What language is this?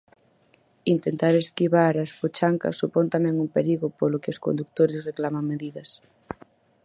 Galician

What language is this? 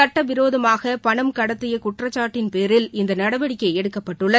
Tamil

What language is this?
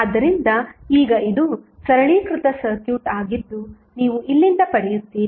Kannada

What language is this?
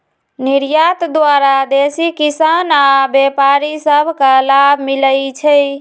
Magahi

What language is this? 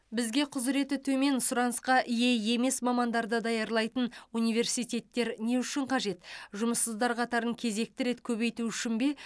Kazakh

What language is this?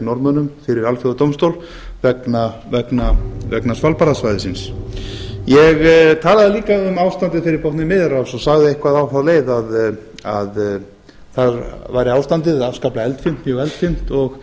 Icelandic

